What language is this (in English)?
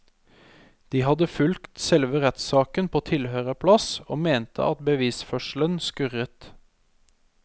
Norwegian